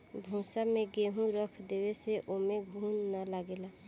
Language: Bhojpuri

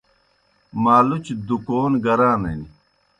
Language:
Kohistani Shina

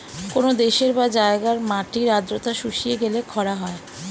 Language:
Bangla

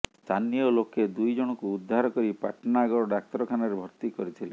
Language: Odia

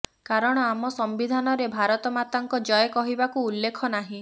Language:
Odia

